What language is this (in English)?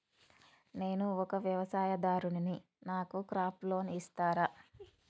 Telugu